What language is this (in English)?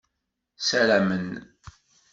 Kabyle